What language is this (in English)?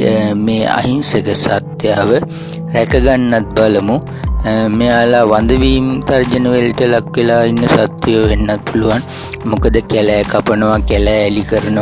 Sinhala